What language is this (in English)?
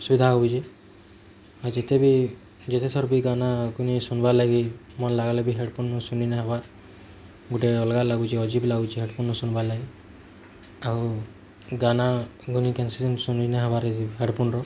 Odia